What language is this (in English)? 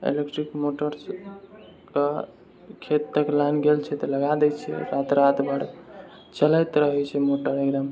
Maithili